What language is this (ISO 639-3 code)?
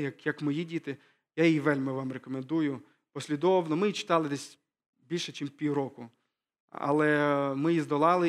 ukr